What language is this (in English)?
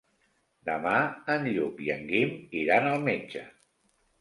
Catalan